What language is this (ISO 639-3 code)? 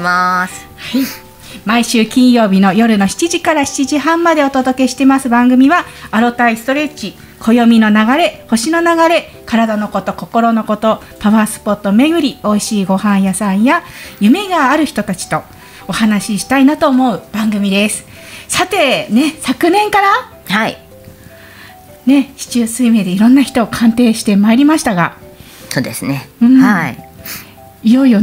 jpn